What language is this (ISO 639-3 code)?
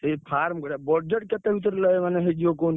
ori